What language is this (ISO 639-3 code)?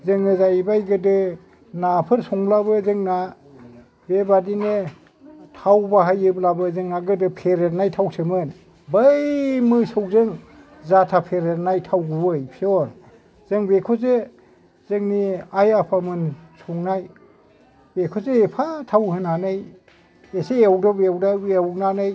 brx